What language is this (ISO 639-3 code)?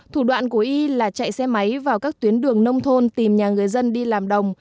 vie